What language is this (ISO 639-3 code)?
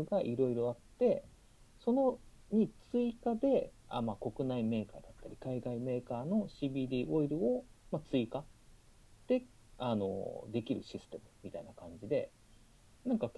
jpn